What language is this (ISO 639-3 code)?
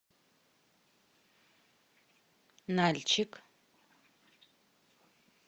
rus